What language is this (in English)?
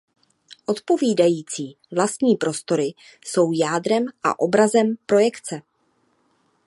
Czech